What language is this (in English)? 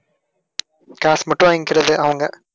Tamil